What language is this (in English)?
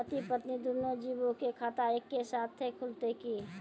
Maithili